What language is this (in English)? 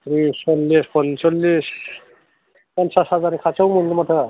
Bodo